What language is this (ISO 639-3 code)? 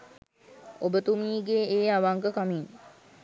sin